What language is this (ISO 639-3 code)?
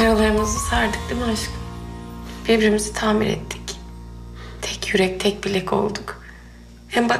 tur